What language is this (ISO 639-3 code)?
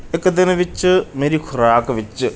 pan